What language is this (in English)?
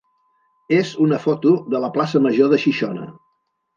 Catalan